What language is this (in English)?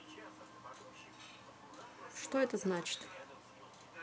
Russian